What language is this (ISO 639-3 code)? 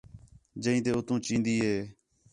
xhe